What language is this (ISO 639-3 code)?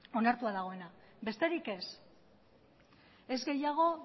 eus